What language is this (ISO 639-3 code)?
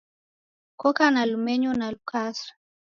dav